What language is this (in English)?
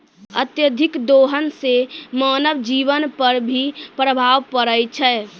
Maithili